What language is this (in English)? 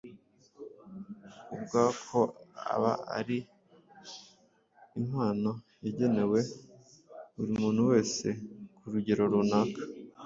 Kinyarwanda